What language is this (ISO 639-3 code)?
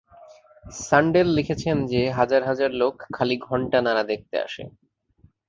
ben